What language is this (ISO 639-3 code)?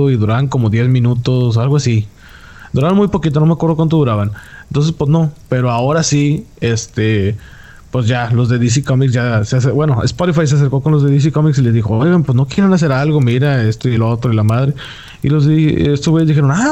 spa